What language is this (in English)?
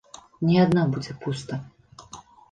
Belarusian